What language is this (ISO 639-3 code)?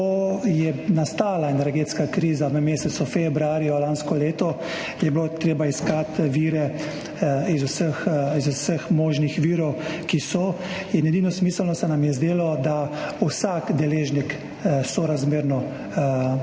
slv